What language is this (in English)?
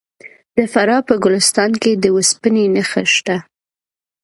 Pashto